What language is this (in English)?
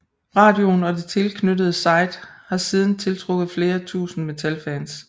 Danish